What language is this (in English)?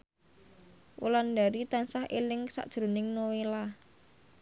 Javanese